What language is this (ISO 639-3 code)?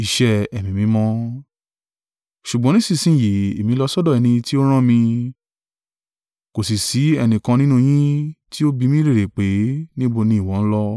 yor